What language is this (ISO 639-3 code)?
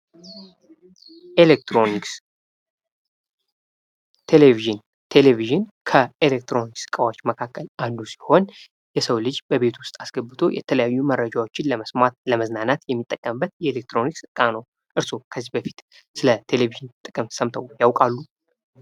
amh